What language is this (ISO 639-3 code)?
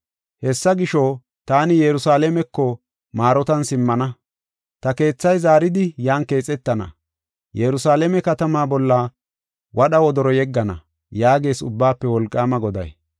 gof